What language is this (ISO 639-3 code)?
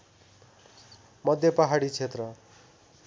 nep